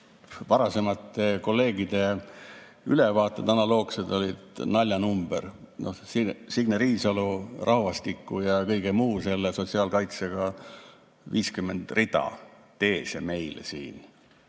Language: Estonian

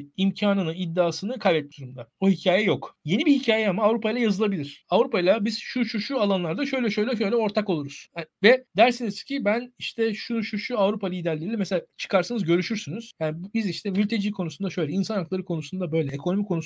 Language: Turkish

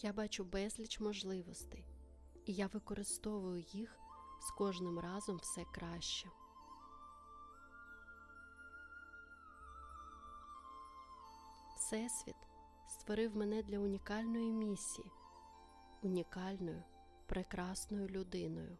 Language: Ukrainian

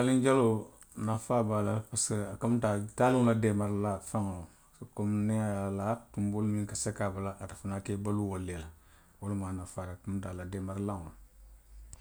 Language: Western Maninkakan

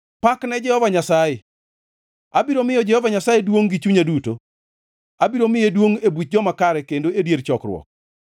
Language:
Luo (Kenya and Tanzania)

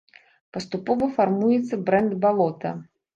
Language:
Belarusian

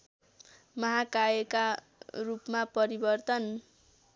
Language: Nepali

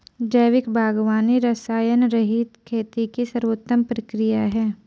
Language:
Hindi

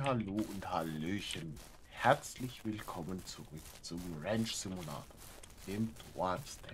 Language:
German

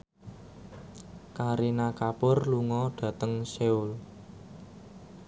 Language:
Javanese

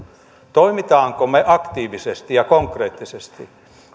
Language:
Finnish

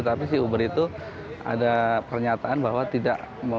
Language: Indonesian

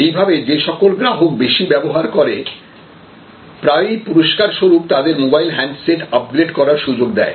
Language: Bangla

